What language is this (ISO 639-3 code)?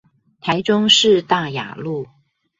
zho